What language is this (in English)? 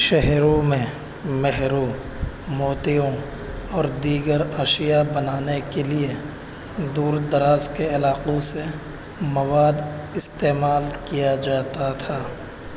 Urdu